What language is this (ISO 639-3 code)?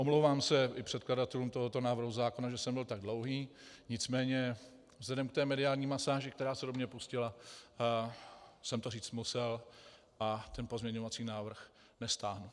ces